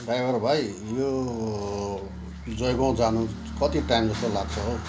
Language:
Nepali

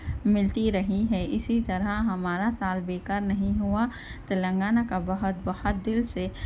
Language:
Urdu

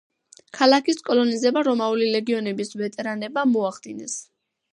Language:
Georgian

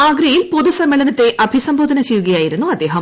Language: Malayalam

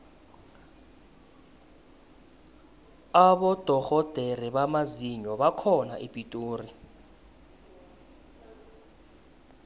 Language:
South Ndebele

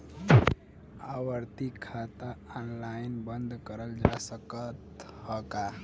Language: Bhojpuri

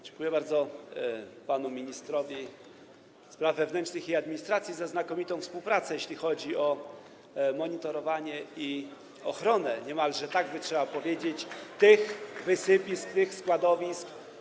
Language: Polish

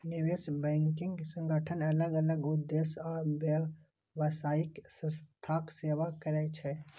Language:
Maithili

